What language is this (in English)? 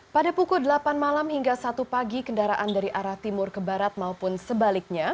Indonesian